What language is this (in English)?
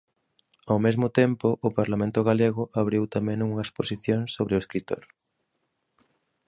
Galician